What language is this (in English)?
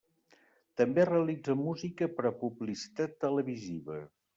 Catalan